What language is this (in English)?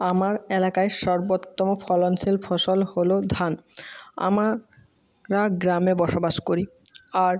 Bangla